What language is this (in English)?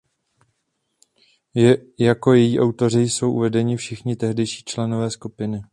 Czech